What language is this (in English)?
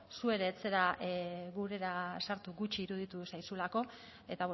Basque